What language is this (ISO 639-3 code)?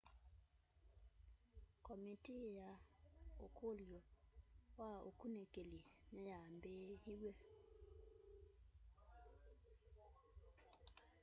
kam